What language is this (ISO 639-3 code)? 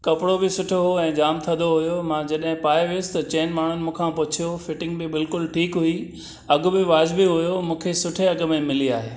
snd